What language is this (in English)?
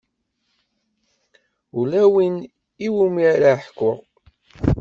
Kabyle